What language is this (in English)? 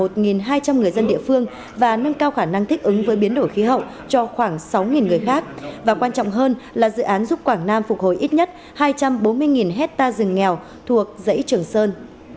Vietnamese